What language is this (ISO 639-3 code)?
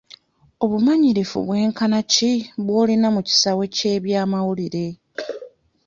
lug